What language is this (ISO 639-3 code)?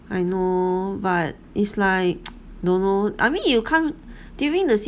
eng